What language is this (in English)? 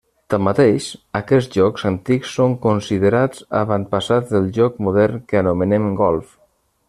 Catalan